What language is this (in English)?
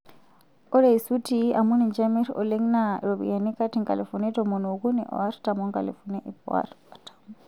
Masai